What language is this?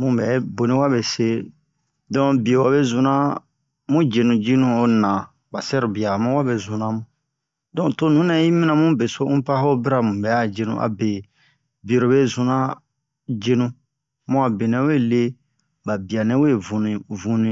Bomu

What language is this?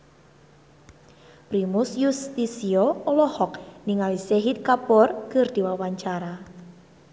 Sundanese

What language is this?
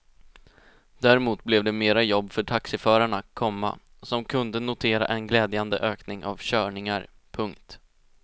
Swedish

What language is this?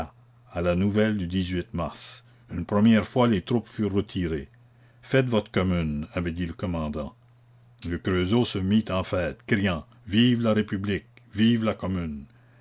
French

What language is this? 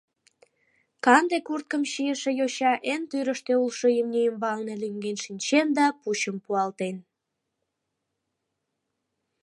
Mari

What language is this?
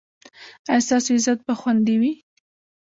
Pashto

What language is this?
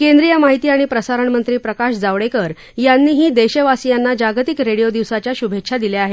Marathi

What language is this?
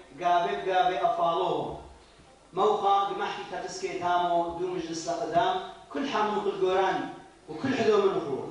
Arabic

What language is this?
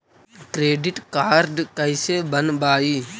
Magahi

